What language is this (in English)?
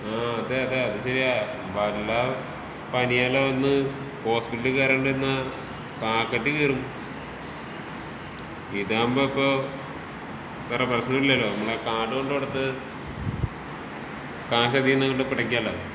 Malayalam